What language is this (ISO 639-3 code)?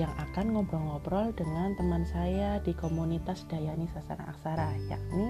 ind